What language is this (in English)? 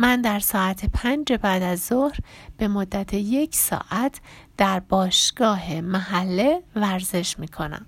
Persian